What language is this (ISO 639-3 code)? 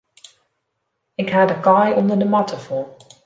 fry